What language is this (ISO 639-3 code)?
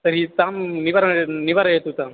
san